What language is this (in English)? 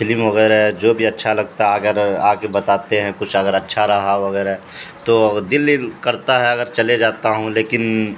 Urdu